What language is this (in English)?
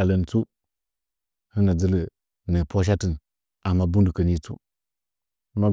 Nzanyi